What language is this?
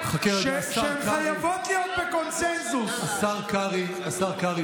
Hebrew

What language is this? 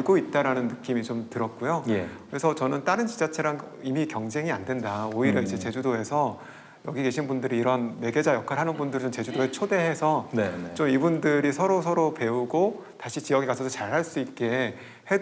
Korean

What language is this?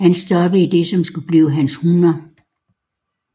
Danish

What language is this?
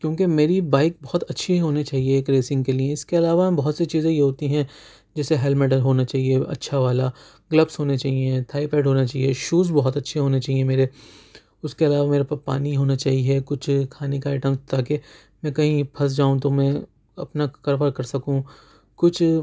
Urdu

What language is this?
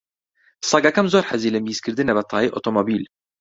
Central Kurdish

